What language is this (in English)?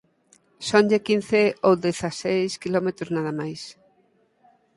Galician